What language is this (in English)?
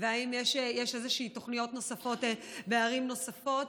Hebrew